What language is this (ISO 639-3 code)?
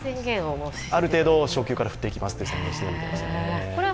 jpn